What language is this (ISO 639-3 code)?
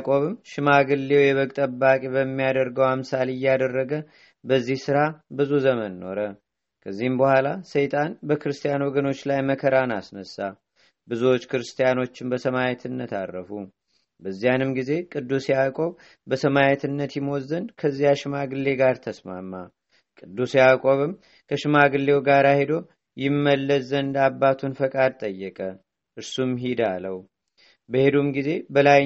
amh